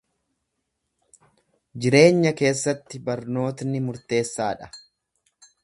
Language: Oromo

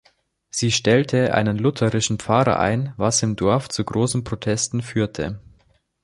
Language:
German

